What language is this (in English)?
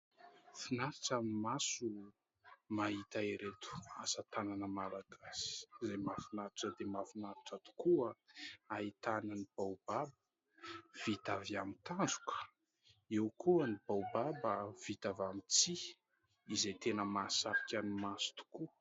Malagasy